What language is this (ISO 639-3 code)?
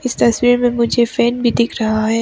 hin